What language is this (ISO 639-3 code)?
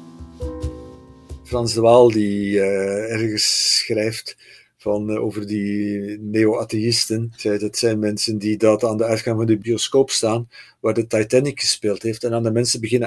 nld